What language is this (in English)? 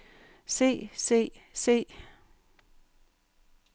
Danish